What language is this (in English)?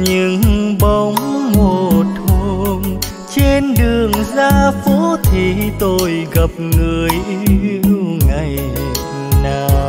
Vietnamese